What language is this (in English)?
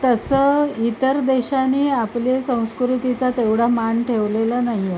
Marathi